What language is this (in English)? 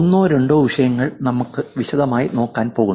Malayalam